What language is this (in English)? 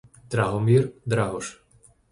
Slovak